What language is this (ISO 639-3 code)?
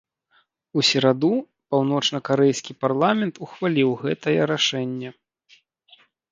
bel